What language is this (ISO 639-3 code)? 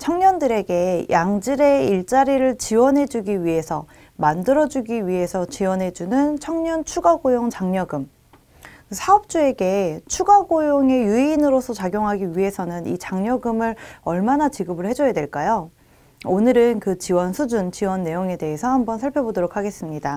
kor